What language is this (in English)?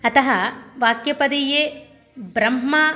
Sanskrit